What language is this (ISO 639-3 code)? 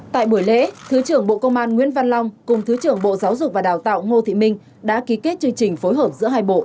vie